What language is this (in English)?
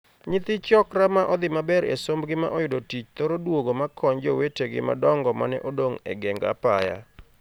Luo (Kenya and Tanzania)